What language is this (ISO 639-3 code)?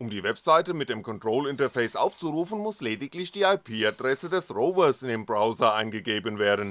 deu